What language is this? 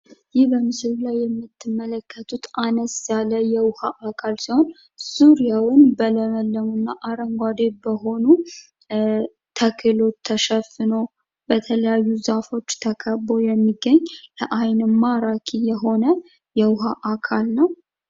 Amharic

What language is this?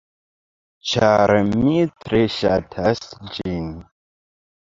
Esperanto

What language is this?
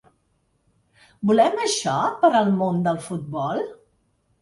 Catalan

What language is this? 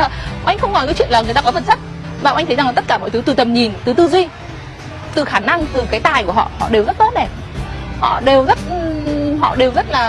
Vietnamese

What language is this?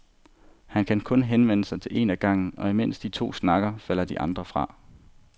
Danish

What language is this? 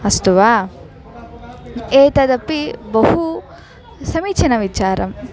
Sanskrit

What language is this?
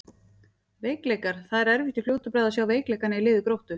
Icelandic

